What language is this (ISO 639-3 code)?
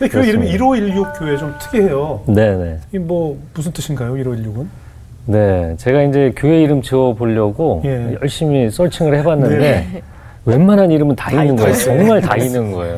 kor